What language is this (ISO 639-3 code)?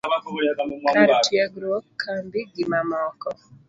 luo